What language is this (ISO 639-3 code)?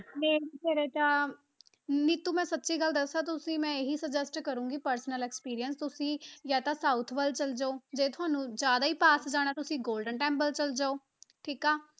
pan